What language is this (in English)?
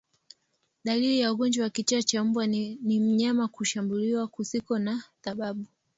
Swahili